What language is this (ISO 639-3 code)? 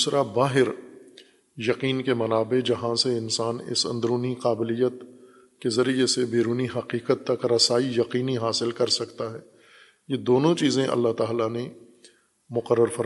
urd